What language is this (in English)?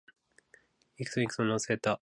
Japanese